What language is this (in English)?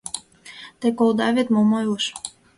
Mari